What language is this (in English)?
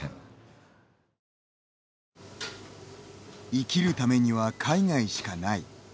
Japanese